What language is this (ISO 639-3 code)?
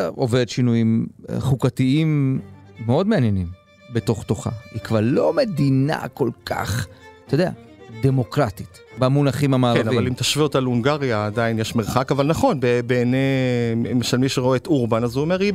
heb